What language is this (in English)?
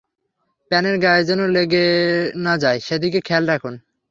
Bangla